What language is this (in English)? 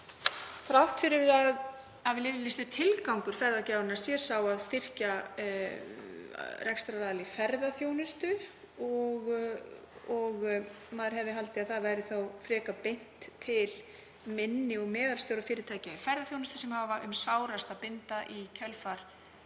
Icelandic